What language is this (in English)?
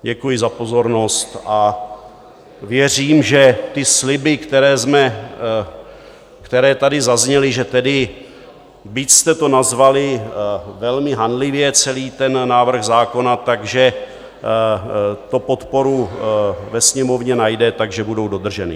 Czech